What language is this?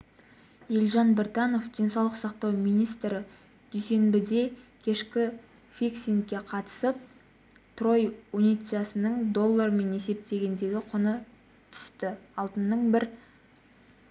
Kazakh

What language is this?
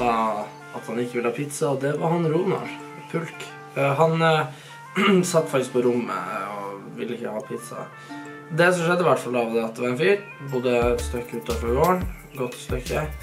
Norwegian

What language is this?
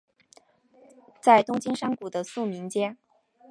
Chinese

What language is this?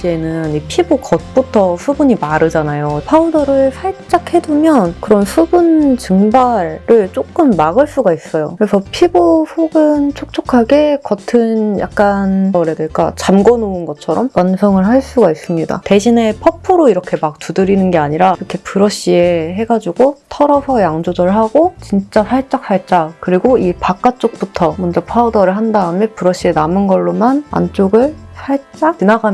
Korean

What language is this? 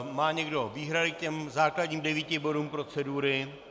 Czech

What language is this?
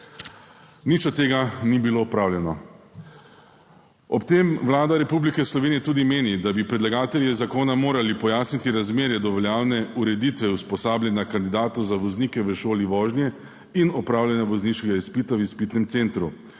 Slovenian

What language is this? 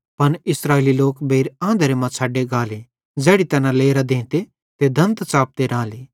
Bhadrawahi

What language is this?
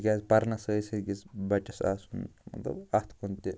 Kashmiri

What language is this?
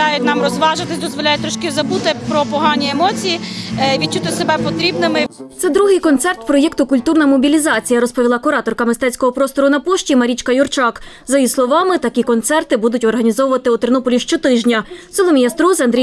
Ukrainian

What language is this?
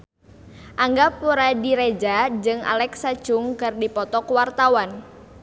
Sundanese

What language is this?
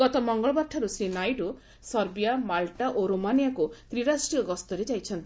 Odia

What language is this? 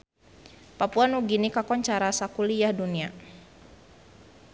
Sundanese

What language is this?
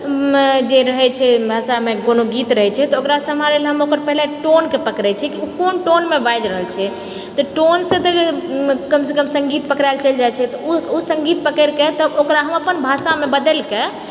Maithili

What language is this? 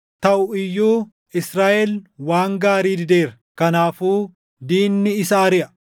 Oromo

